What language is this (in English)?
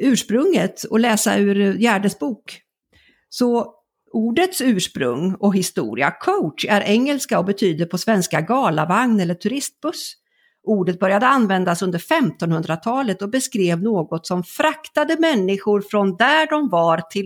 Swedish